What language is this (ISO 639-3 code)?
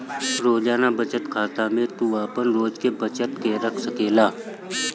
bho